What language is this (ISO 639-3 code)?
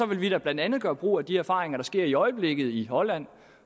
dan